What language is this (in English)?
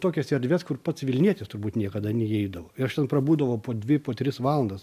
Lithuanian